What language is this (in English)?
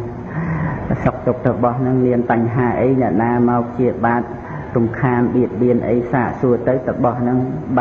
Khmer